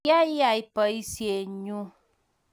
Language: Kalenjin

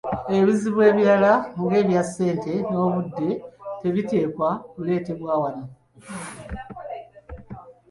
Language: Ganda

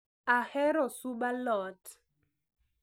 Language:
Luo (Kenya and Tanzania)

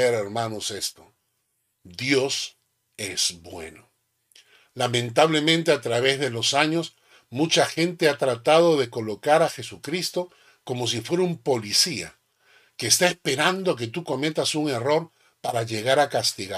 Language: Spanish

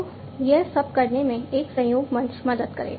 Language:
Hindi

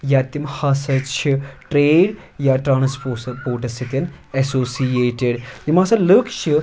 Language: Kashmiri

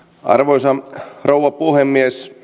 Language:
Finnish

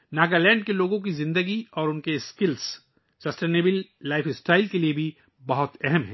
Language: Urdu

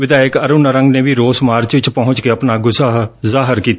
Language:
Punjabi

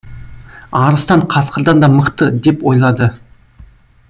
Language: Kazakh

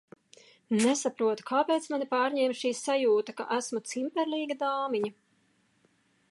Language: Latvian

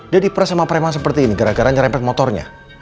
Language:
Indonesian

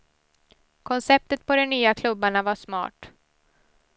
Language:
Swedish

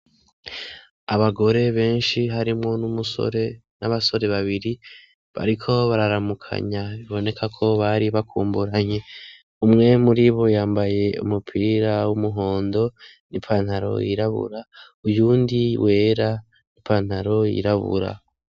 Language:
Rundi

